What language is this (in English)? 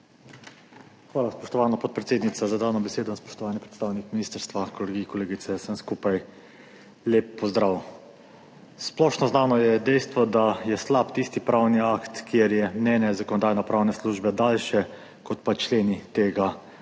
Slovenian